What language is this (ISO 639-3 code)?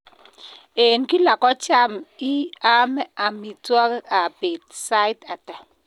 kln